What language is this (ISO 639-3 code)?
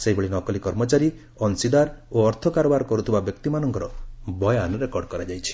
ori